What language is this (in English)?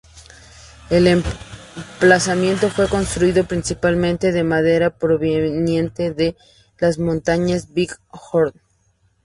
Spanish